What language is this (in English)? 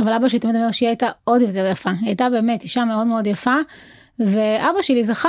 Hebrew